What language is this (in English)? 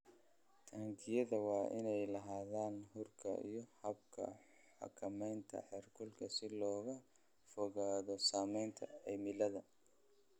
Somali